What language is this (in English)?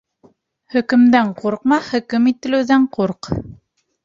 Bashkir